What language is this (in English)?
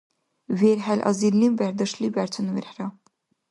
Dargwa